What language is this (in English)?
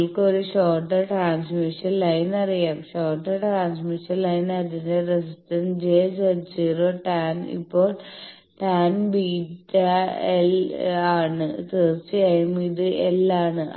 Malayalam